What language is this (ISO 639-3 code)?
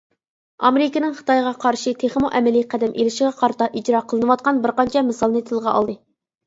uig